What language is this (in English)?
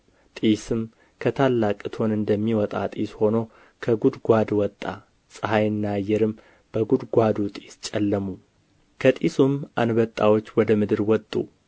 Amharic